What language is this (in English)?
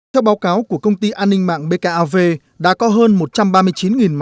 Vietnamese